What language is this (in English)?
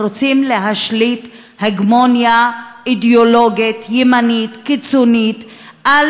Hebrew